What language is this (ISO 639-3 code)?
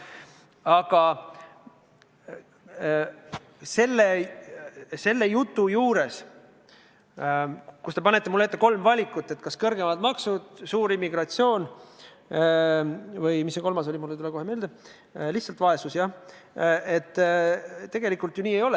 est